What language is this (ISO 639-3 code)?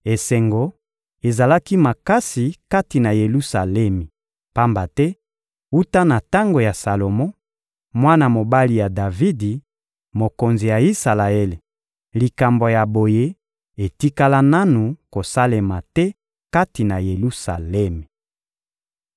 lin